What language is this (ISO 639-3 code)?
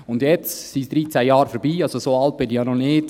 gsw